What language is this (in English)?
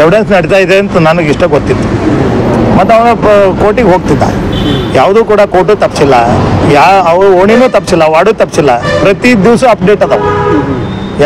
Kannada